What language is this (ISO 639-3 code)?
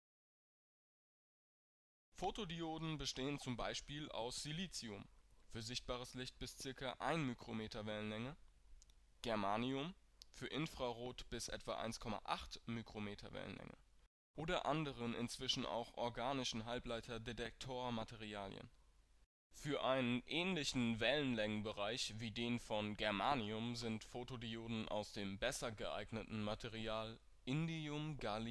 deu